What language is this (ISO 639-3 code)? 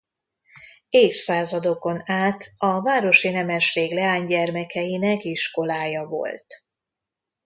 hun